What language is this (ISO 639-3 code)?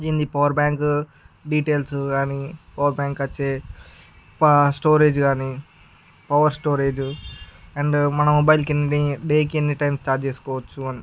tel